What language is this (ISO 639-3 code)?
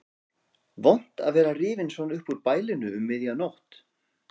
isl